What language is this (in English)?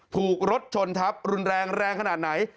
Thai